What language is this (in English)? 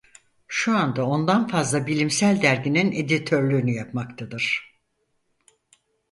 Turkish